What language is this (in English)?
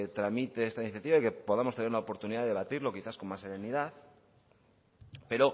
Spanish